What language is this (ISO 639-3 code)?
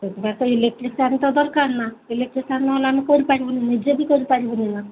ori